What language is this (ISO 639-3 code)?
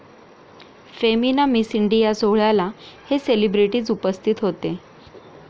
mar